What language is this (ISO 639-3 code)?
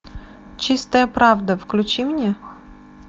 rus